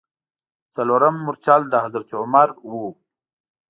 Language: Pashto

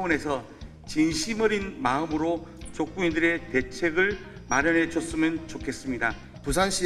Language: Korean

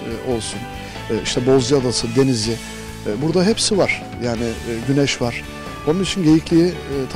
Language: Turkish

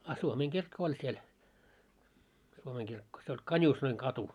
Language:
Finnish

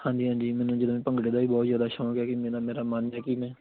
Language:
Punjabi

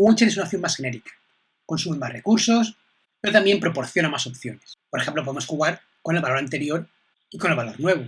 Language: Spanish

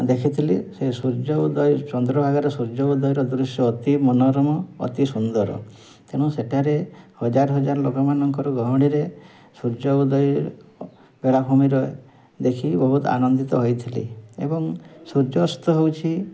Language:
Odia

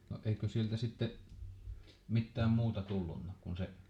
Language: Finnish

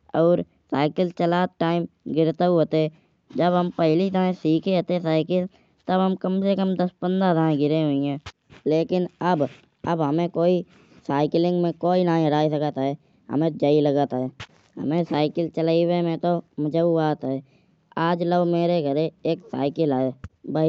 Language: Kanauji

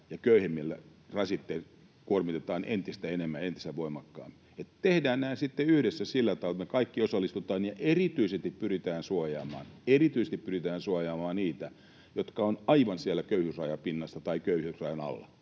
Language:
Finnish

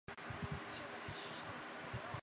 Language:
Chinese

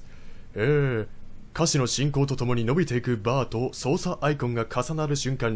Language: Japanese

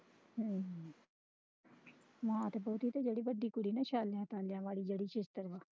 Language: Punjabi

